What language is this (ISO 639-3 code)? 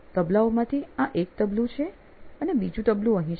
guj